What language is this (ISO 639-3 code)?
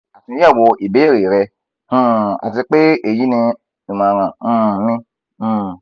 yor